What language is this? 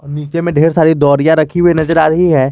Hindi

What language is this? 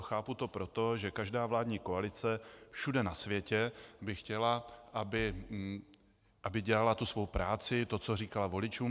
Czech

